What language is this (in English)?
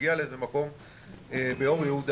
Hebrew